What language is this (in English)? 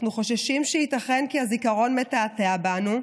Hebrew